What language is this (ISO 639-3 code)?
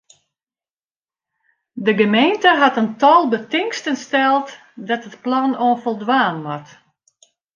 fry